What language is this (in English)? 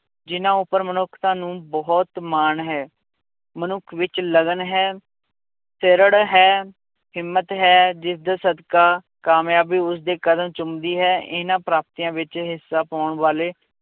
Punjabi